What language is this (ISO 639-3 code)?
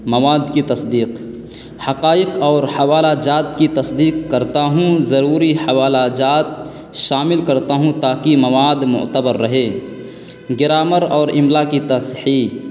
urd